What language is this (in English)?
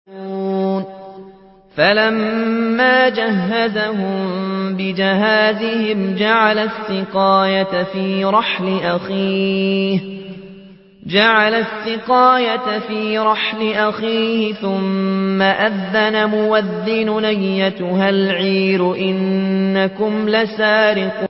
Arabic